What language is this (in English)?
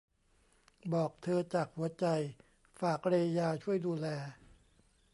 Thai